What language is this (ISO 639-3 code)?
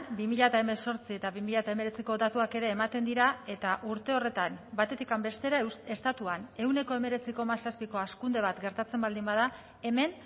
eus